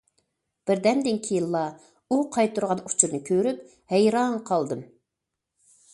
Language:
Uyghur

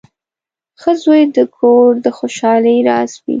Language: Pashto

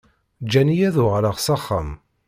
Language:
Kabyle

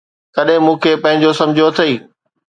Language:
Sindhi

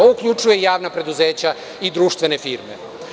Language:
Serbian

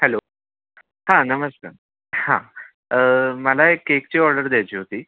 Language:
Marathi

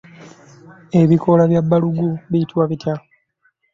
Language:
Ganda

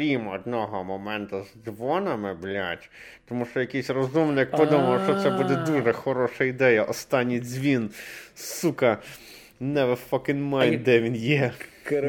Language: Ukrainian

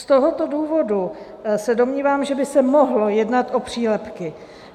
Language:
Czech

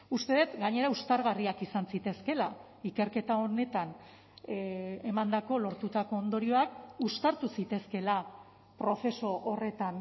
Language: Basque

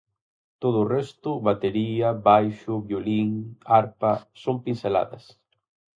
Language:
Galician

